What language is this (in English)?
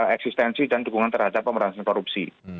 Indonesian